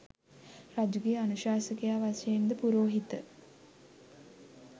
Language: Sinhala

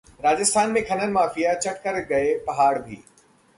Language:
Hindi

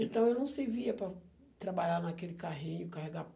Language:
Portuguese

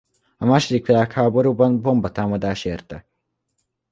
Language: Hungarian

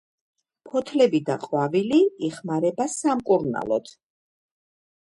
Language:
Georgian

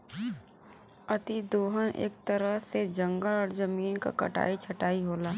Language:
Bhojpuri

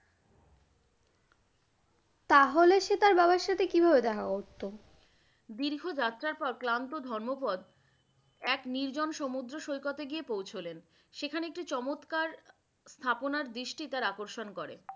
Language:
Bangla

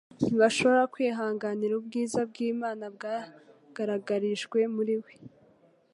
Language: Kinyarwanda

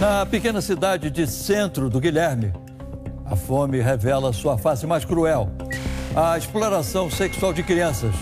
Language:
Portuguese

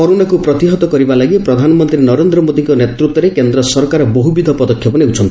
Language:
Odia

